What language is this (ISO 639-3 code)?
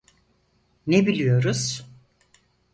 tur